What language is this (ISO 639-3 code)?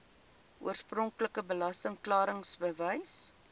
afr